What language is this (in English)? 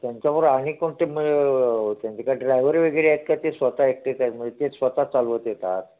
Marathi